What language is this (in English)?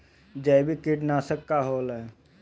Bhojpuri